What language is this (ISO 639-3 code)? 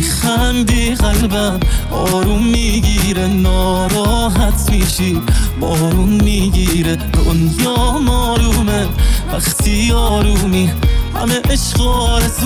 fas